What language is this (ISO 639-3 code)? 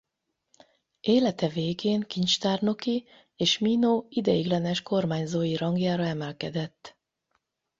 hun